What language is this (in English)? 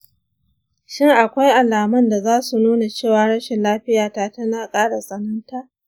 Hausa